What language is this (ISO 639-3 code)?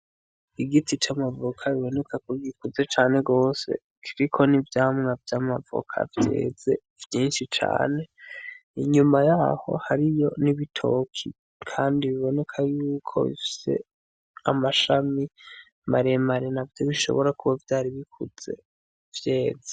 run